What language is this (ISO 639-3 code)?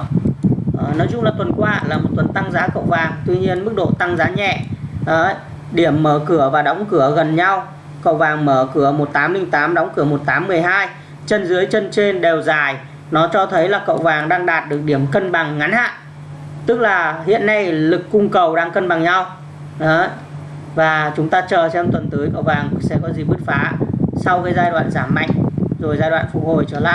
vie